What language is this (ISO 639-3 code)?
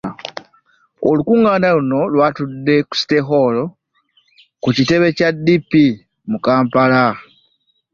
lug